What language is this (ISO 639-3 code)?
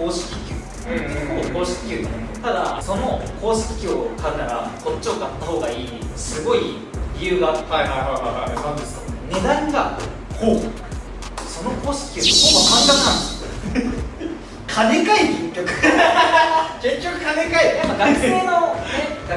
jpn